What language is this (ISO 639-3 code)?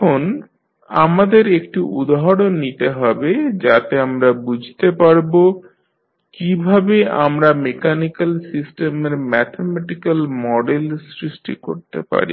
ben